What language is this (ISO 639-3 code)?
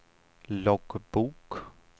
swe